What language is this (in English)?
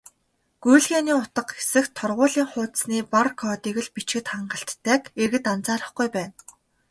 Mongolian